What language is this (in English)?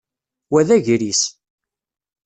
Kabyle